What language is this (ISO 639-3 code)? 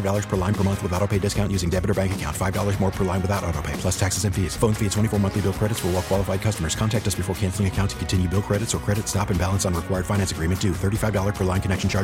eng